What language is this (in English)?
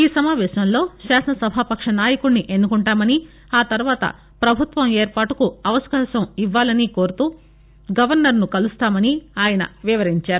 Telugu